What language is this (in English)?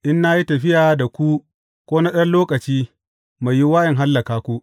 Hausa